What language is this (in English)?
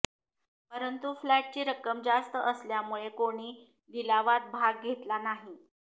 Marathi